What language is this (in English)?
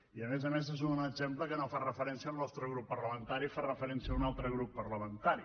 Catalan